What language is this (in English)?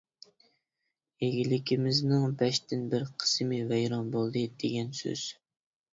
Uyghur